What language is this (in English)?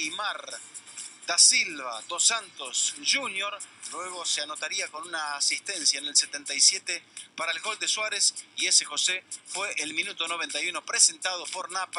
Spanish